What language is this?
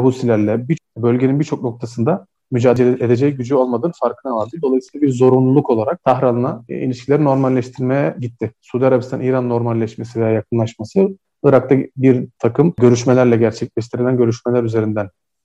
Turkish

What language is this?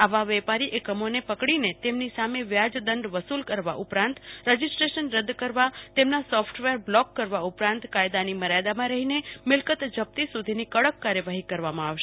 Gujarati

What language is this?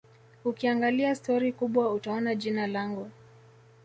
Swahili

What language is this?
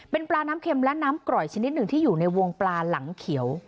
Thai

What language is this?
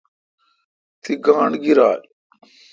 Kalkoti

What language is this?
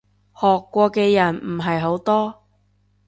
Cantonese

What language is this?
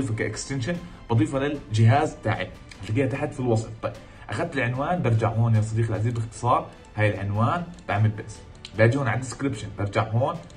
Arabic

